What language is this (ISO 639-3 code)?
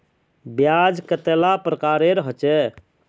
mag